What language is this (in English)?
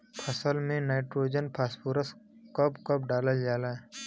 Bhojpuri